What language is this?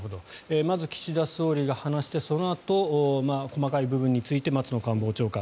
Japanese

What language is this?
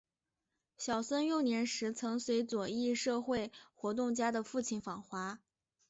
Chinese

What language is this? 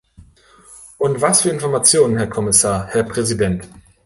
German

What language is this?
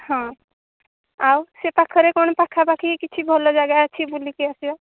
Odia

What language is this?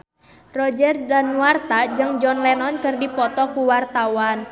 Sundanese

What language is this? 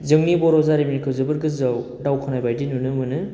Bodo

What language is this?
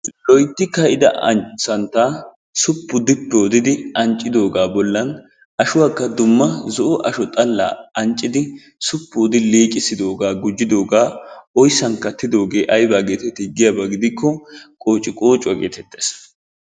Wolaytta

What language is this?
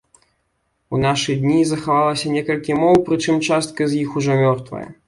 Belarusian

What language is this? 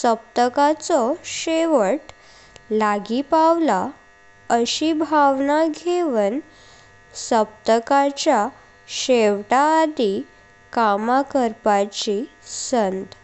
Konkani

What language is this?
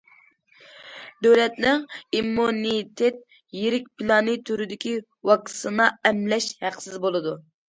Uyghur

